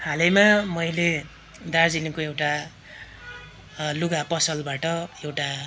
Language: Nepali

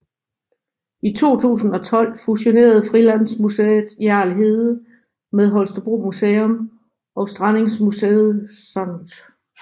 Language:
Danish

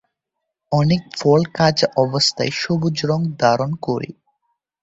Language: Bangla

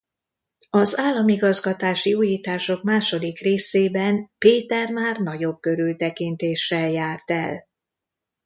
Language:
Hungarian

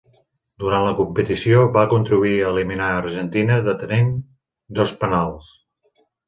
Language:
Catalan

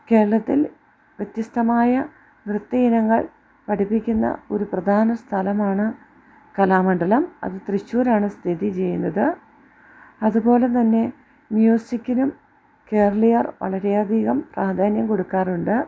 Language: Malayalam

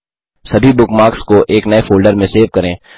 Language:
Hindi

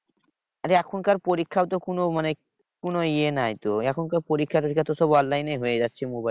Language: Bangla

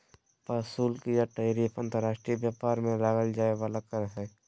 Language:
Magahi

